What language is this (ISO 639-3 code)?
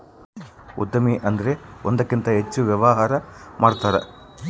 kan